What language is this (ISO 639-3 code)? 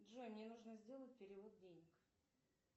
rus